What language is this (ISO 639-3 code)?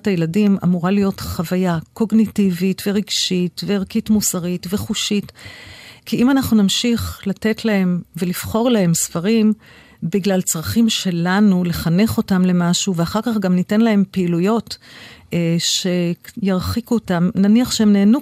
heb